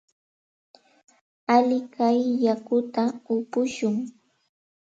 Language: Santa Ana de Tusi Pasco Quechua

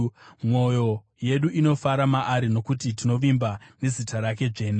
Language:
Shona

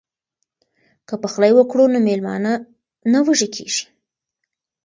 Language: Pashto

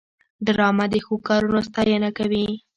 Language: Pashto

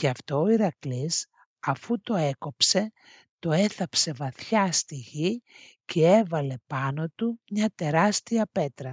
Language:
Greek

